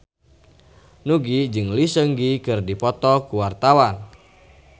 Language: Sundanese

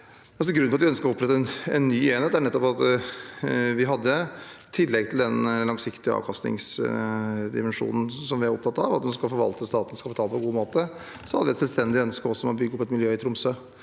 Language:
Norwegian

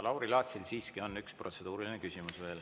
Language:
Estonian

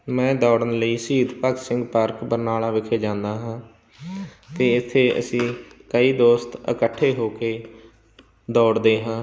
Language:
Punjabi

